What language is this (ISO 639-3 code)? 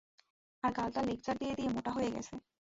ben